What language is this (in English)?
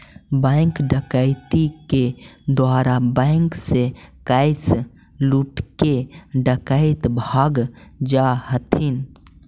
Magahi